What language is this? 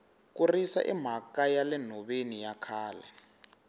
Tsonga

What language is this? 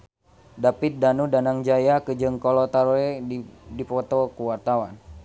Sundanese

